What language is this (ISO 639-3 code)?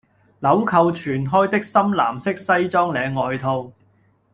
yue